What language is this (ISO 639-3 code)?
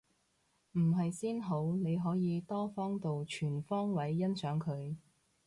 yue